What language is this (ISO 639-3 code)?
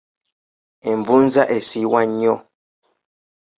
lug